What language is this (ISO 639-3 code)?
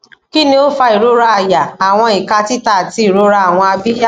yor